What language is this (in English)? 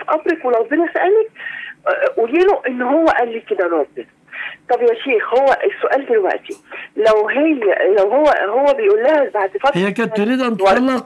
Arabic